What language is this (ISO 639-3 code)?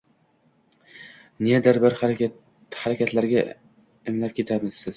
uzb